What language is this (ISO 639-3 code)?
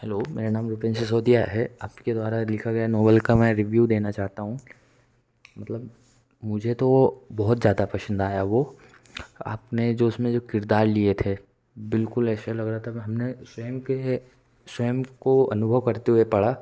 hin